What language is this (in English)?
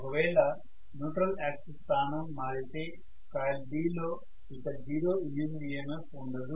Telugu